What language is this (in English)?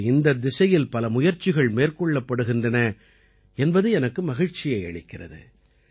Tamil